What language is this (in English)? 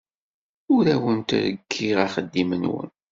Kabyle